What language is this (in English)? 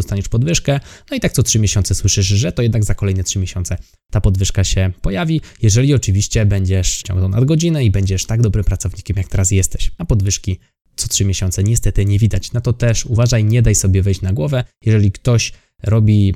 Polish